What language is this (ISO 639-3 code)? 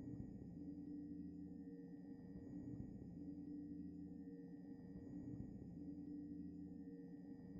fil